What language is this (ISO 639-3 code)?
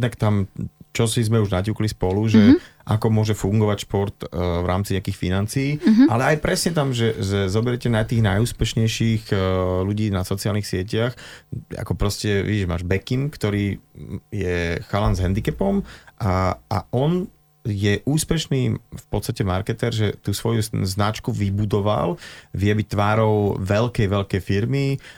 slk